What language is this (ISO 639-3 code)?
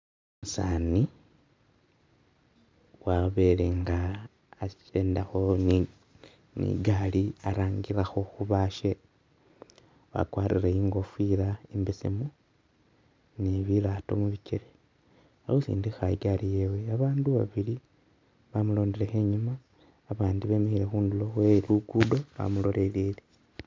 myx